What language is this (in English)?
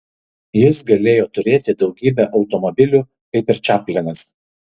Lithuanian